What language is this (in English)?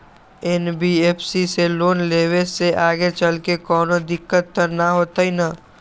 Magahi